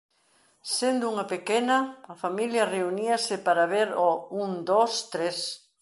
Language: Galician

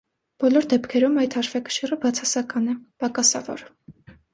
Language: Armenian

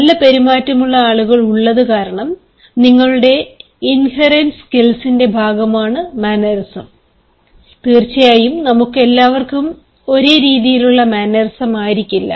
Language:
Malayalam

